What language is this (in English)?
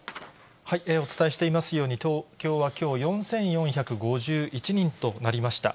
Japanese